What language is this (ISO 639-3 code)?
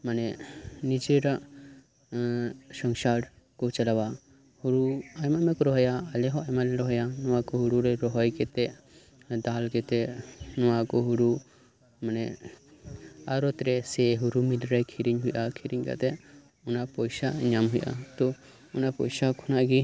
sat